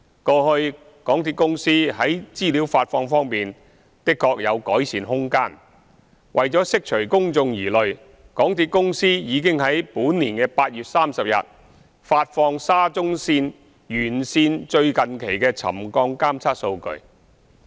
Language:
Cantonese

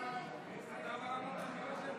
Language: Hebrew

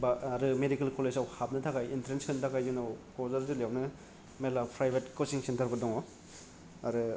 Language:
Bodo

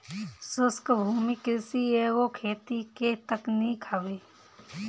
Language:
Bhojpuri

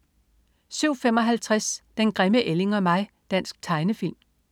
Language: Danish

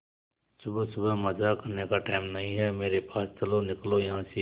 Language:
Hindi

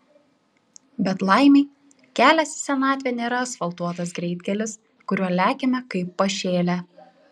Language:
Lithuanian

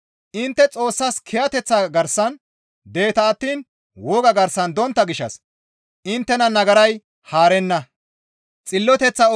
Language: Gamo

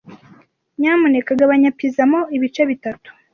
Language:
Kinyarwanda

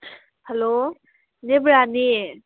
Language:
Manipuri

